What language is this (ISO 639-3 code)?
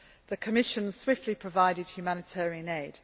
eng